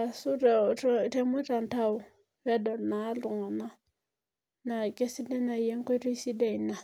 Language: Masai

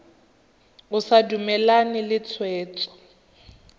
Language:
Tswana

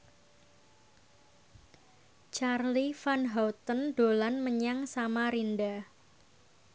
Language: Javanese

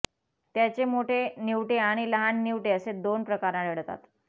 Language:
Marathi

